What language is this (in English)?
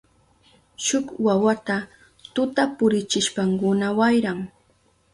Southern Pastaza Quechua